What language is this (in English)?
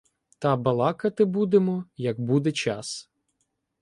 Ukrainian